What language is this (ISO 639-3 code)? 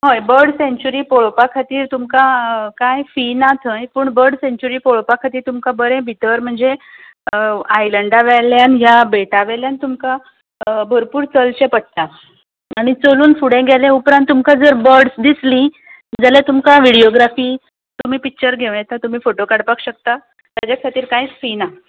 kok